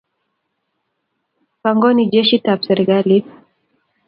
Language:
Kalenjin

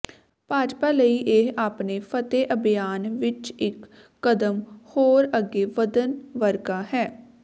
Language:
Punjabi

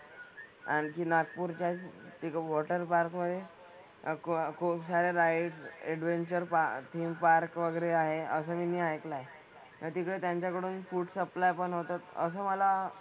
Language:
Marathi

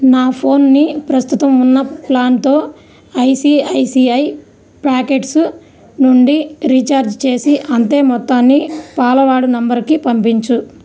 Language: Telugu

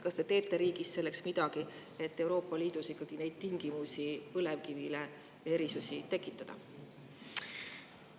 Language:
Estonian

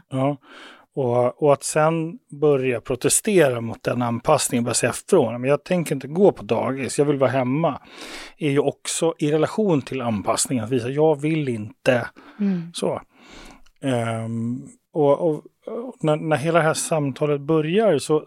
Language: Swedish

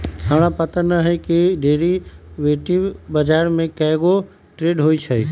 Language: Magahi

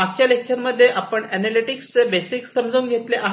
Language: Marathi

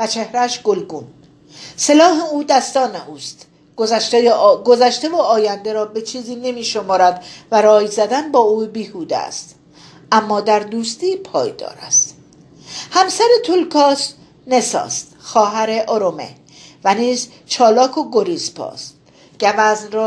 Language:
Persian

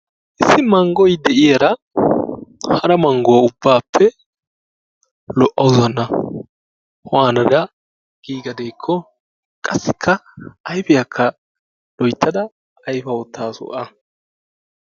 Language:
Wolaytta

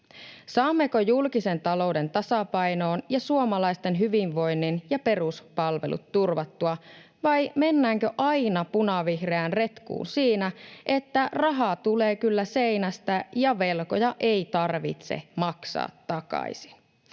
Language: Finnish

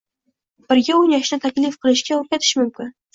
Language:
Uzbek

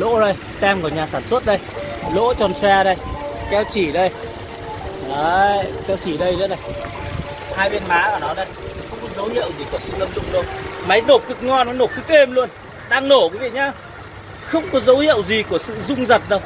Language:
Vietnamese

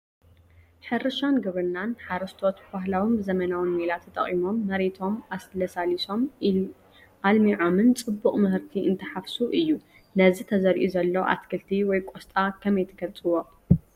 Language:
Tigrinya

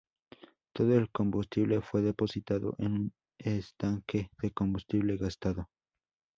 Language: Spanish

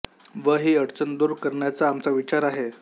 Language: Marathi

